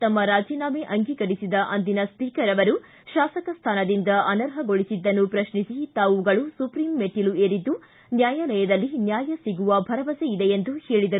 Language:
Kannada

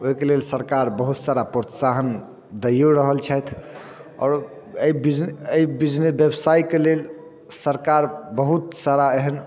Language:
Maithili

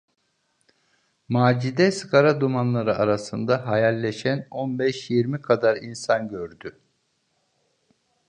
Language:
Turkish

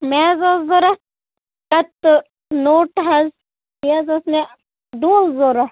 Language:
Kashmiri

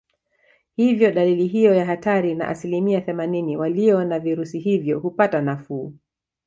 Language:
Swahili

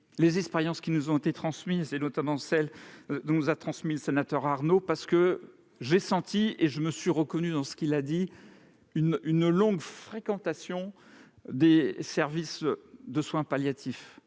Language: French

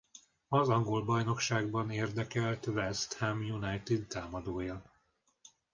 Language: Hungarian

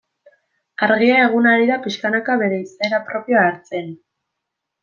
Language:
Basque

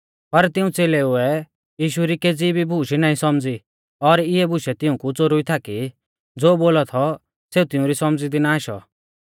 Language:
Mahasu Pahari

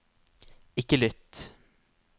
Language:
Norwegian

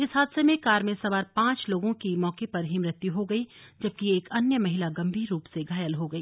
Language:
Hindi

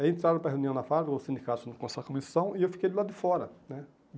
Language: Portuguese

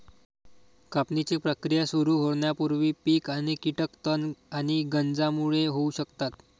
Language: Marathi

